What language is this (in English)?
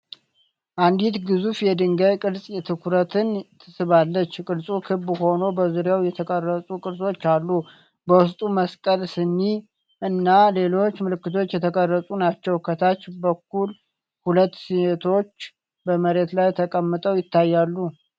Amharic